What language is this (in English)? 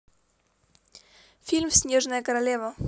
Russian